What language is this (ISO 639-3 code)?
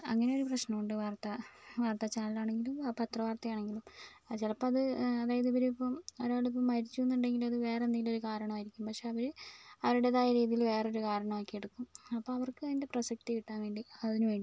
mal